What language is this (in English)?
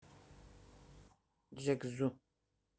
Russian